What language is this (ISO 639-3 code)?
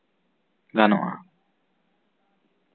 sat